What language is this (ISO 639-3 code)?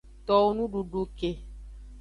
ajg